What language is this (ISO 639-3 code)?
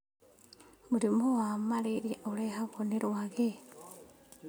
kik